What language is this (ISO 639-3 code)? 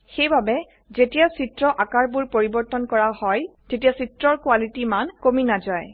asm